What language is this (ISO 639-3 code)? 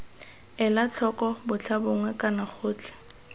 tsn